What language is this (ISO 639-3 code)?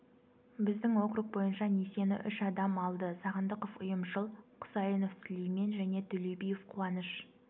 kaz